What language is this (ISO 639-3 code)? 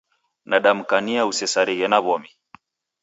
dav